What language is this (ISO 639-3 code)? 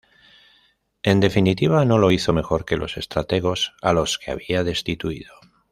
spa